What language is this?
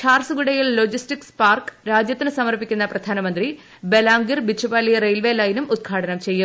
Malayalam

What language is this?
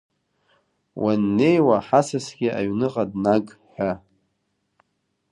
Abkhazian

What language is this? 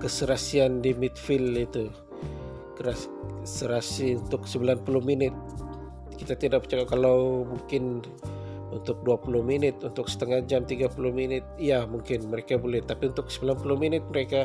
Malay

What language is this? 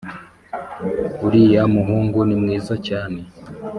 Kinyarwanda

